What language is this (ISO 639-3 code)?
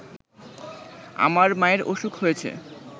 ben